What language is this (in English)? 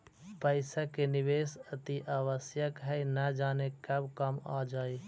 Magahi